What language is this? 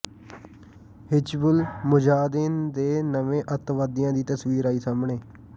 Punjabi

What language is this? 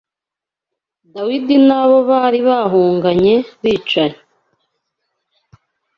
Kinyarwanda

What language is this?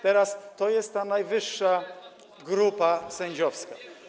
Polish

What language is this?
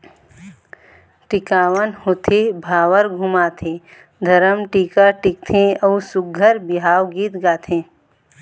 Chhattisgarhi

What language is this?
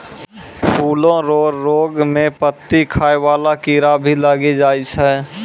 Maithili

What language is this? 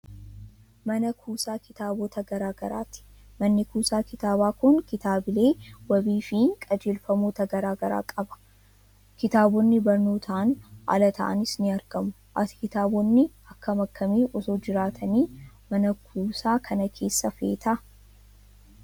Oromo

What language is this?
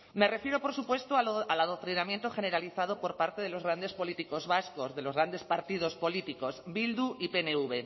Spanish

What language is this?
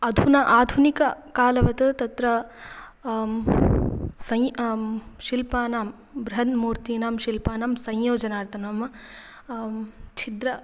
Sanskrit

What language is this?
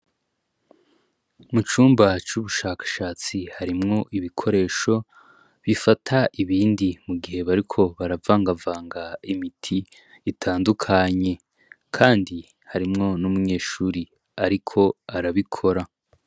Rundi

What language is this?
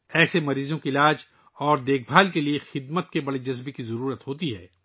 Urdu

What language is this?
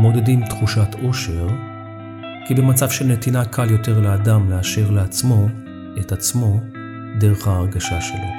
Hebrew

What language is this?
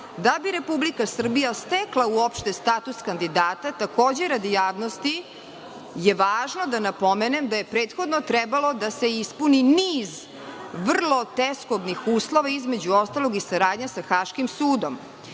Serbian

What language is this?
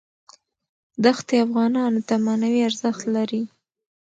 Pashto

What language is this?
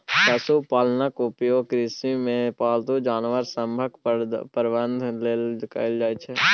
Maithili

